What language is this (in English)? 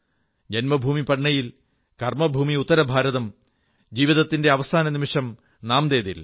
Malayalam